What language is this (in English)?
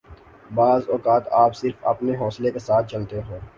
Urdu